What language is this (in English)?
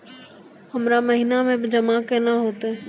Maithili